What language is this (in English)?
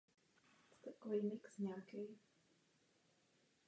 Czech